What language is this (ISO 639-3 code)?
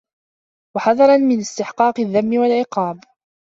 ara